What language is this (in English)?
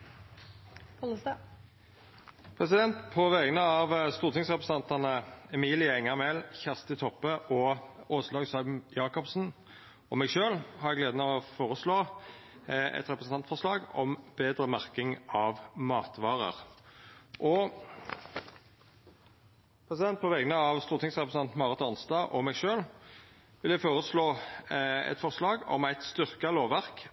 Norwegian Nynorsk